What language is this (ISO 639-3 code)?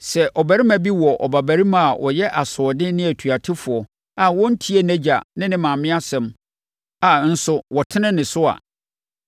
aka